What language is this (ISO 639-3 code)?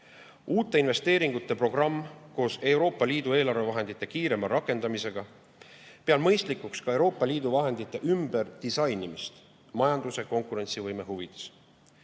est